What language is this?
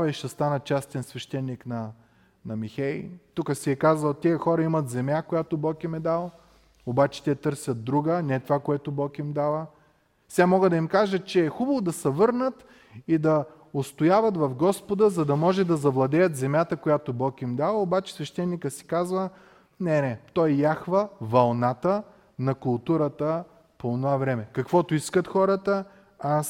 Bulgarian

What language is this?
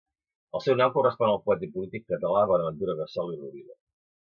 Catalan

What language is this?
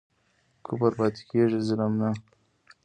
Pashto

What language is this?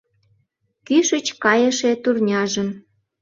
Mari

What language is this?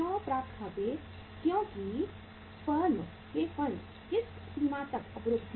Hindi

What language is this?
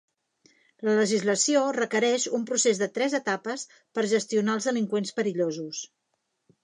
Catalan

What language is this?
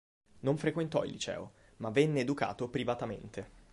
Italian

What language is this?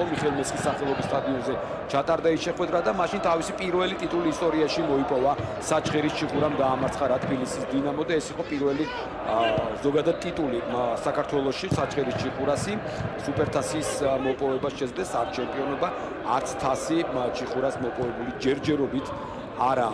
Romanian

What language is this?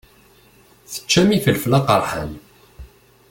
Kabyle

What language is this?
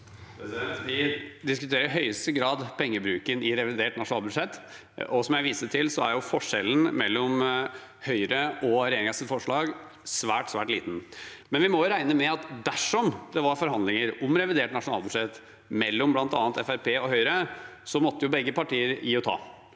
Norwegian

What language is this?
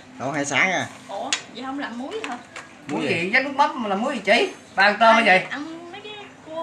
Vietnamese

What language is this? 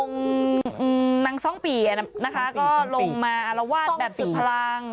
Thai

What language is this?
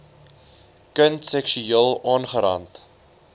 Afrikaans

